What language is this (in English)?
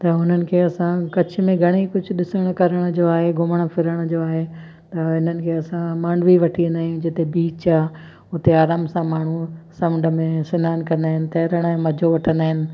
Sindhi